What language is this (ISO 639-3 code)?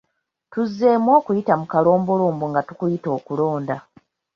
lug